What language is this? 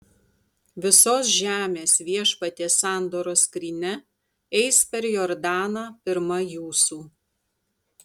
Lithuanian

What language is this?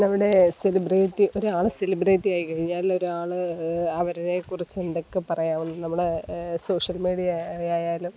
Malayalam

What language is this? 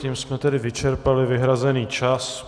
Czech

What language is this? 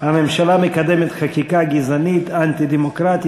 Hebrew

